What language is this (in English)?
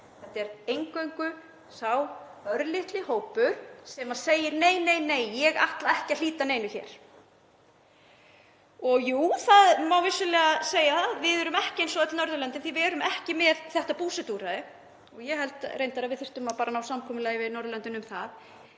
Icelandic